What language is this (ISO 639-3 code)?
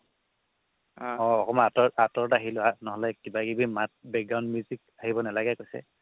asm